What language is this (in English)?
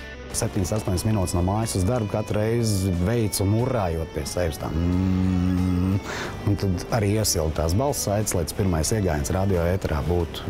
Latvian